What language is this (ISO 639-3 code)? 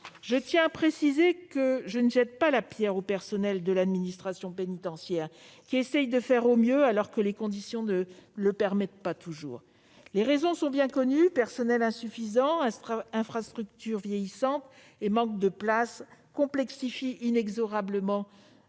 fra